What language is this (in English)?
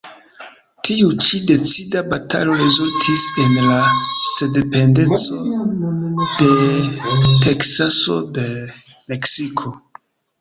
Esperanto